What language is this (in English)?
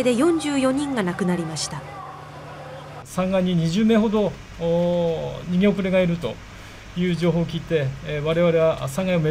Japanese